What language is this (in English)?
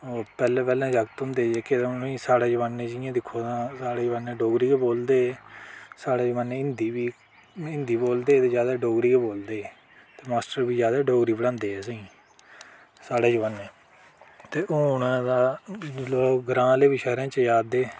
Dogri